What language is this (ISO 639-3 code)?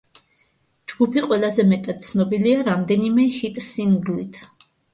kat